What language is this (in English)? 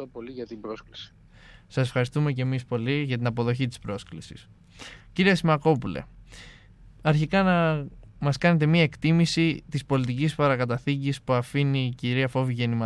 Greek